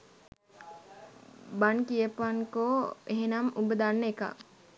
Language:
Sinhala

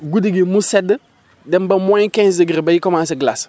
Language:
Wolof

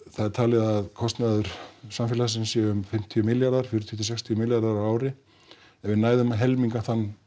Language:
Icelandic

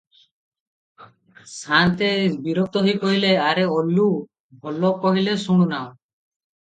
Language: Odia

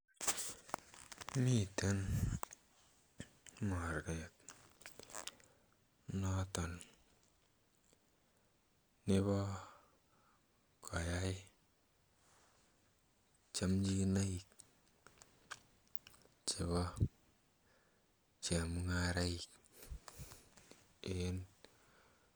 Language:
Kalenjin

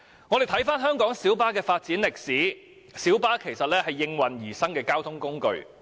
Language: Cantonese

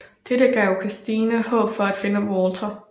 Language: Danish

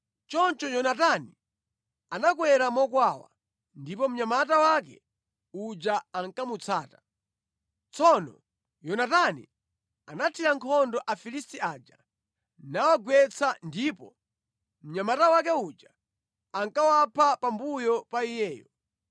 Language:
Nyanja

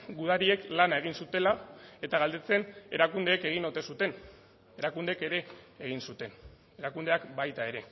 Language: Basque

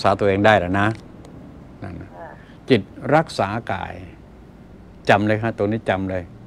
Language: Thai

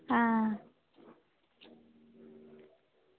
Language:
Dogri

